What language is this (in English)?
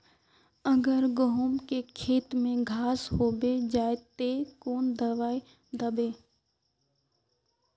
Magahi